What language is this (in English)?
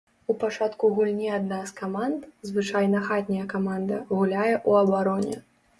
Belarusian